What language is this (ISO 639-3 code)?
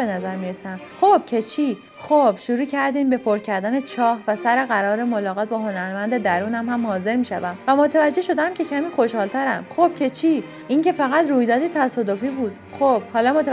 fas